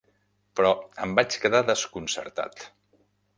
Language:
Catalan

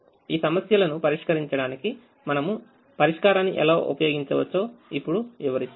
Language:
Telugu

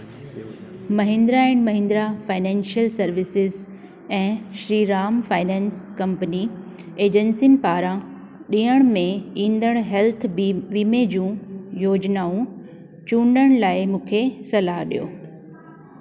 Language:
Sindhi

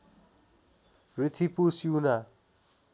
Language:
Nepali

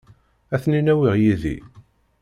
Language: Kabyle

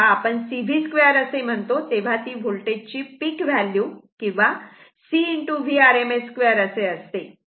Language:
Marathi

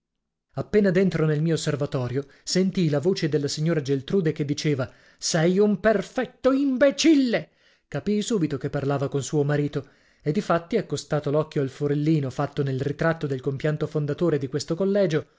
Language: Italian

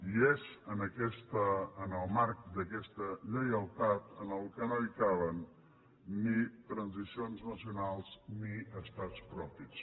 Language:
Catalan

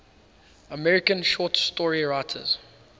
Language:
English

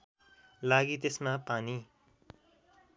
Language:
Nepali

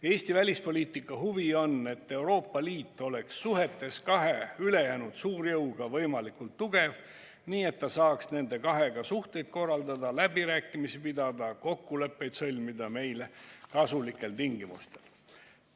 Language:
Estonian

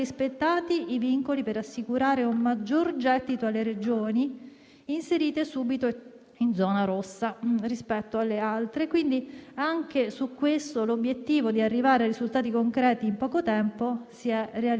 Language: Italian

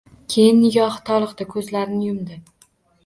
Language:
Uzbek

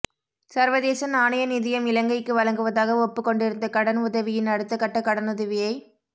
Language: Tamil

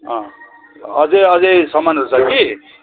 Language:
Nepali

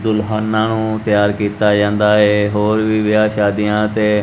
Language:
Punjabi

